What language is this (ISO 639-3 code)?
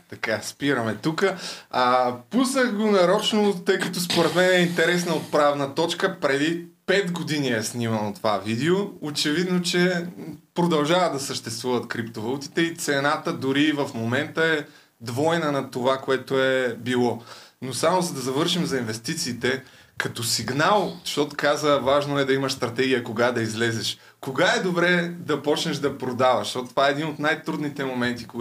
bul